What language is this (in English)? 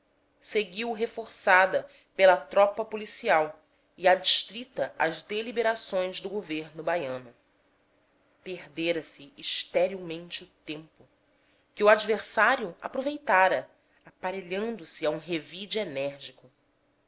Portuguese